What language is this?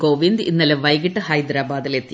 Malayalam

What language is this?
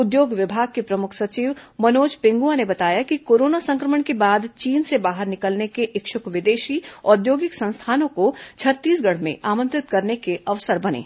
Hindi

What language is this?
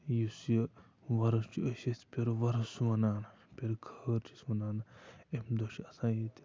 Kashmiri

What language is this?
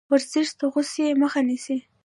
Pashto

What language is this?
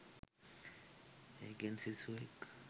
Sinhala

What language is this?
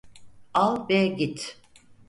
Turkish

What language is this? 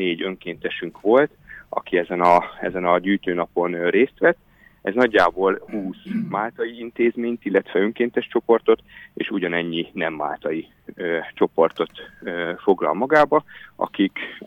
Hungarian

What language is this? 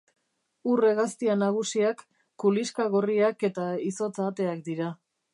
Basque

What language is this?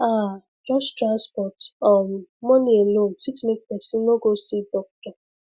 Nigerian Pidgin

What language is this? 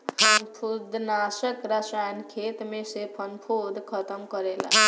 Bhojpuri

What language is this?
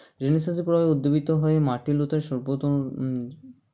Bangla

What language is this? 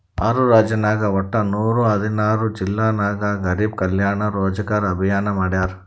Kannada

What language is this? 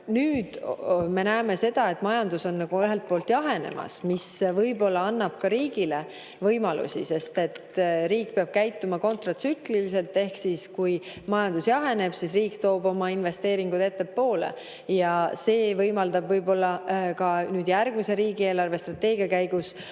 Estonian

